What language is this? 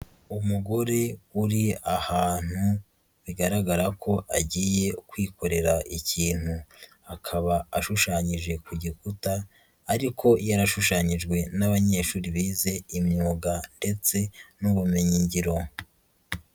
Kinyarwanda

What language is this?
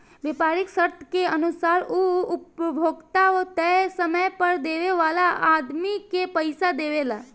Bhojpuri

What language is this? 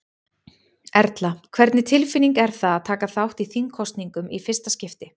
Icelandic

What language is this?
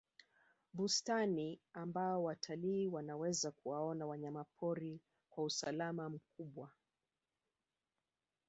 Swahili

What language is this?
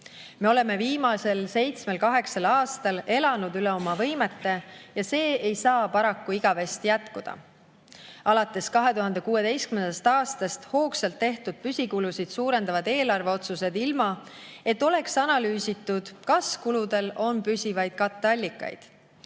Estonian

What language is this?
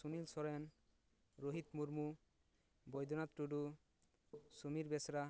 Santali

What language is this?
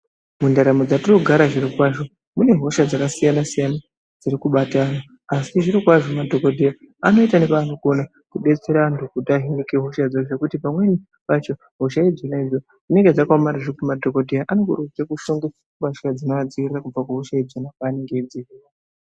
Ndau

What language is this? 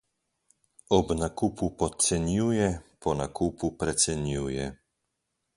Slovenian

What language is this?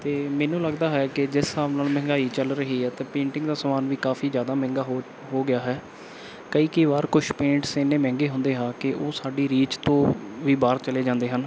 Punjabi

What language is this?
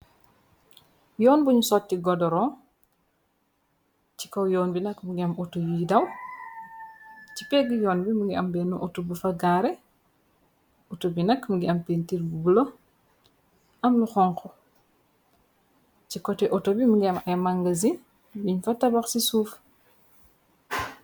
Wolof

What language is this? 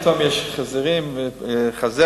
Hebrew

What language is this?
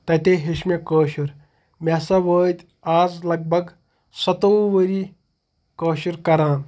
Kashmiri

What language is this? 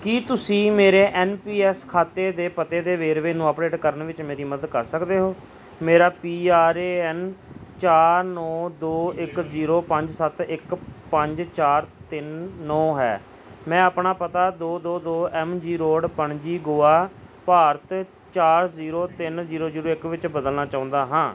Punjabi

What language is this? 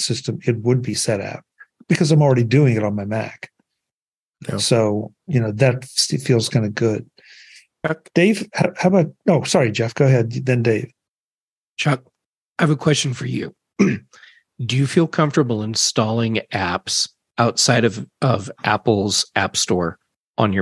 English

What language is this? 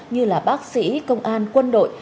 Vietnamese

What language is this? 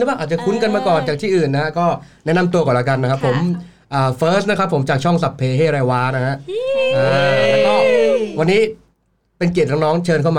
Thai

